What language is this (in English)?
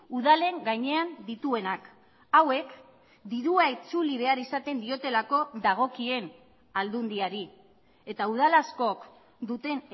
Basque